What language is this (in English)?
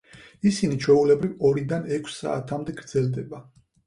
Georgian